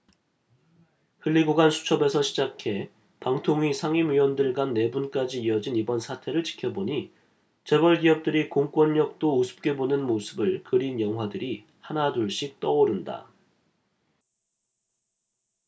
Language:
Korean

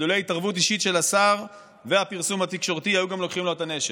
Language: Hebrew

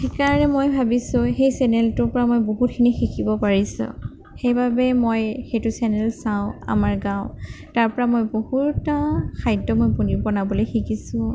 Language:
Assamese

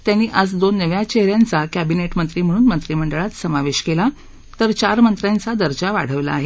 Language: Marathi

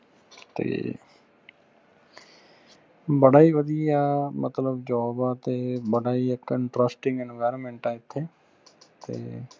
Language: Punjabi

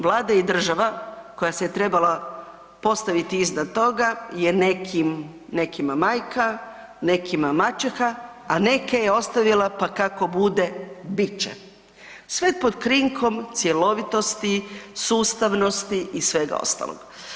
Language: Croatian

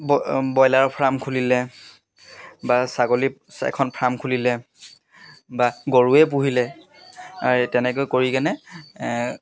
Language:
Assamese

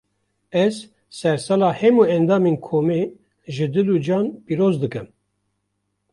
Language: Kurdish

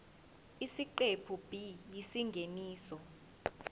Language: Zulu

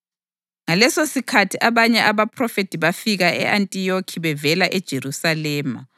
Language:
North Ndebele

